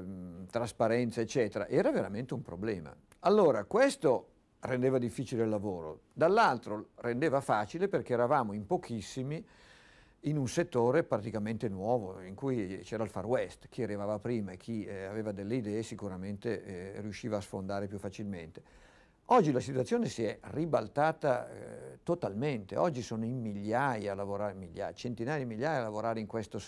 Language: Italian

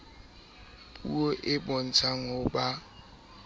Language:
Southern Sotho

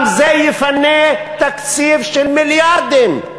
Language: Hebrew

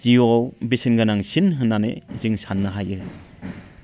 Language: Bodo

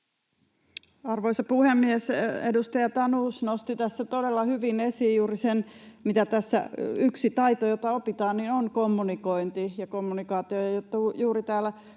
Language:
Finnish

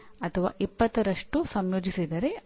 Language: Kannada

